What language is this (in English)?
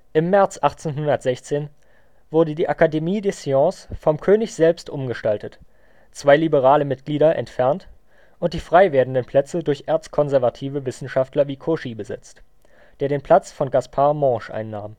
German